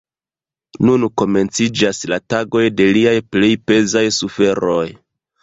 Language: Esperanto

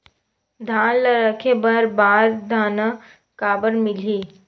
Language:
Chhattisgarhi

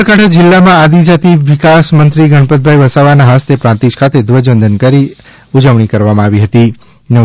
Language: Gujarati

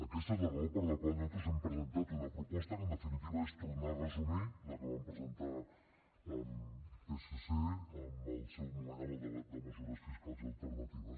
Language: Catalan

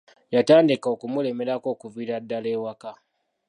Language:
Ganda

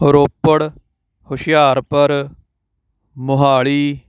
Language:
Punjabi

